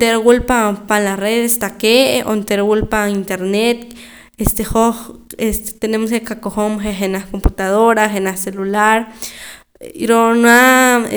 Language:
Poqomam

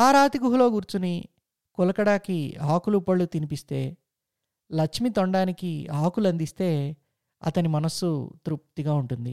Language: Telugu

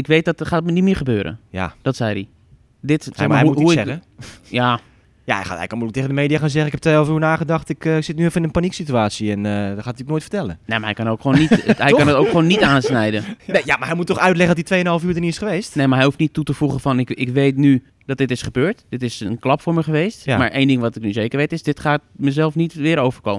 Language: Dutch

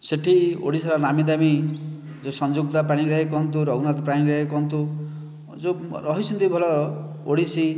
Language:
Odia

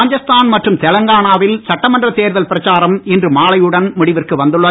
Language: Tamil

